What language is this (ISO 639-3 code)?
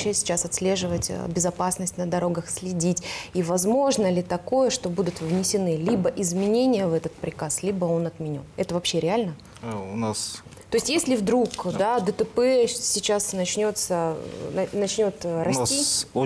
rus